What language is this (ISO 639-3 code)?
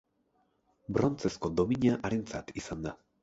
eus